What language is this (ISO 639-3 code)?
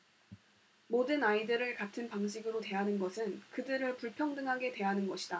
kor